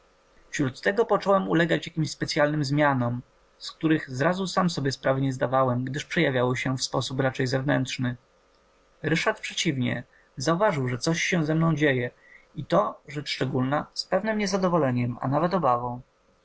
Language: Polish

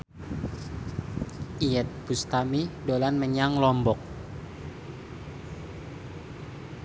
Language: Javanese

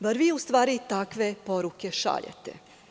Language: Serbian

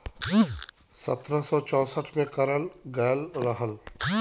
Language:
Bhojpuri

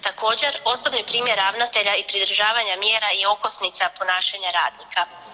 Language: Croatian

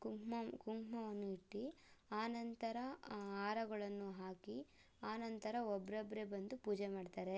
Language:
Kannada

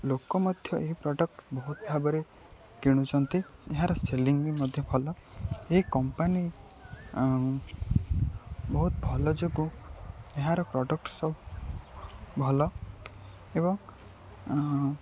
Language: Odia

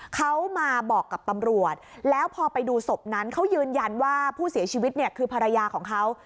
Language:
Thai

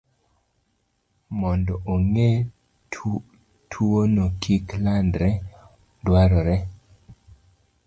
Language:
Luo (Kenya and Tanzania)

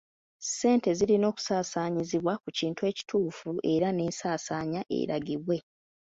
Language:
Ganda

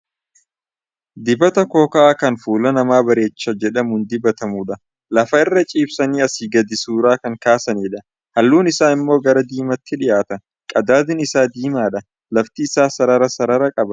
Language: Oromo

